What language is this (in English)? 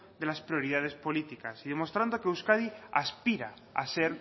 Spanish